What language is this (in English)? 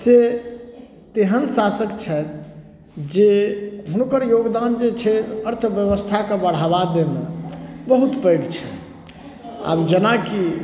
Maithili